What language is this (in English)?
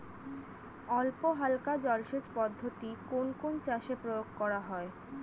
Bangla